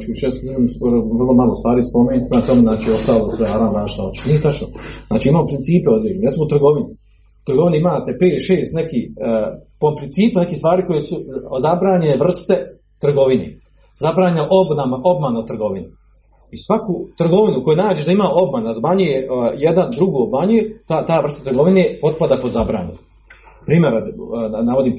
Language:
Croatian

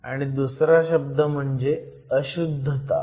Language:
Marathi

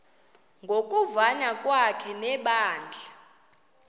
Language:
Xhosa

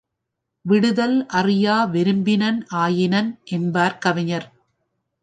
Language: Tamil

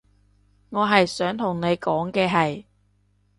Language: Cantonese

